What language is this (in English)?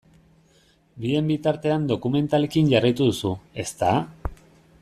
Basque